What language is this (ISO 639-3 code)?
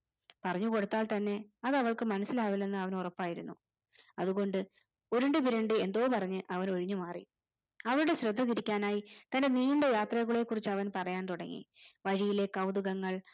mal